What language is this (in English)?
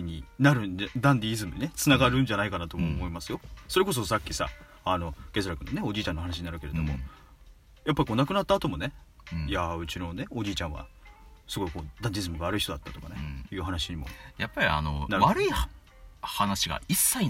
Japanese